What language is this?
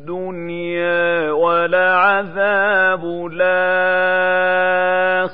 Arabic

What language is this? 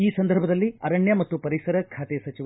Kannada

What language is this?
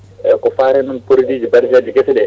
Fula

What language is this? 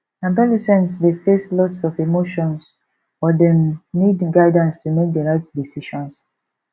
Nigerian Pidgin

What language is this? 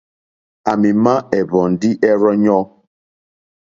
Mokpwe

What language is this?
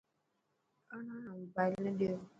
Dhatki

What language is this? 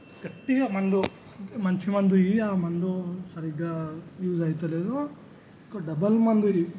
Telugu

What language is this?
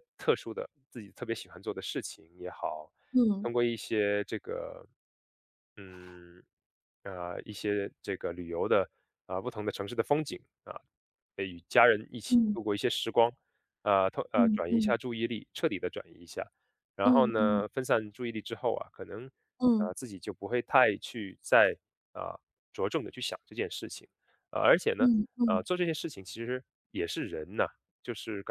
Chinese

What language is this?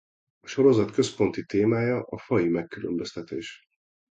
Hungarian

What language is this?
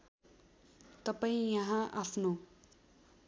Nepali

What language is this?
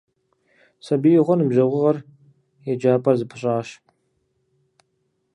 Kabardian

